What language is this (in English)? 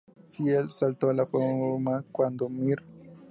Spanish